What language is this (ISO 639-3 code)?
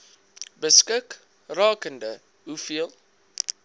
afr